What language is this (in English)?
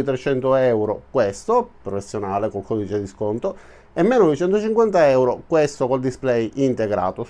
Italian